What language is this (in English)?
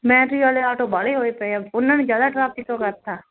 Punjabi